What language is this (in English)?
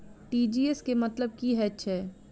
Maithili